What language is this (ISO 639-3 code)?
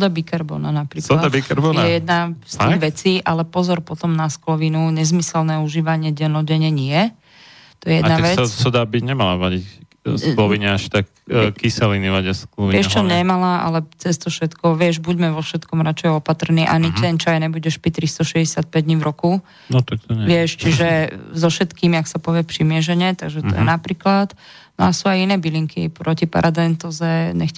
slk